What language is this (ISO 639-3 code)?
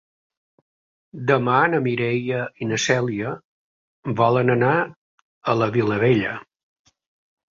cat